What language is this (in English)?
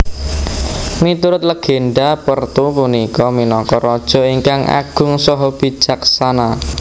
Javanese